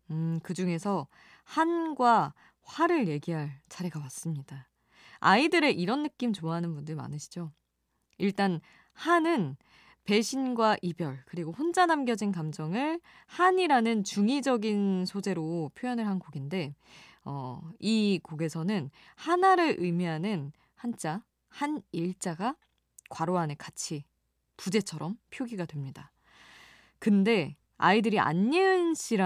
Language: Korean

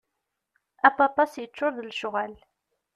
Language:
Kabyle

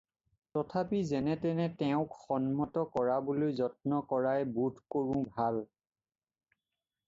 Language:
Assamese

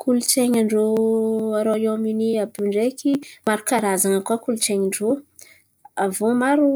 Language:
Antankarana Malagasy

